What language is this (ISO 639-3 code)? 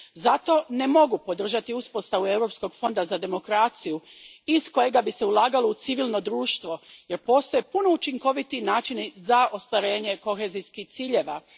hrv